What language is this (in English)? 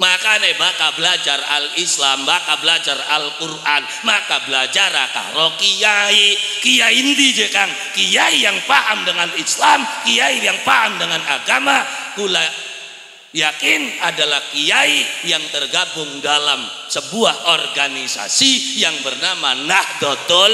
Indonesian